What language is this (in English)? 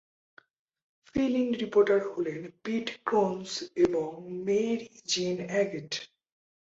Bangla